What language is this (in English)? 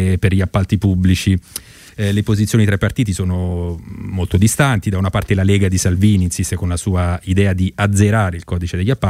Italian